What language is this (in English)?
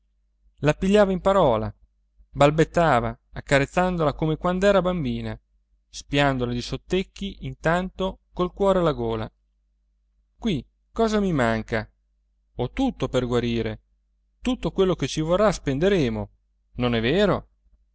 Italian